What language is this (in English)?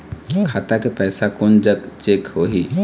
Chhattisgarhi